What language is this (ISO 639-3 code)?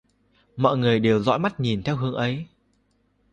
vie